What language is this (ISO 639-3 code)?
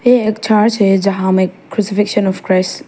hin